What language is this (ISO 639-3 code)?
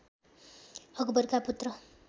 nep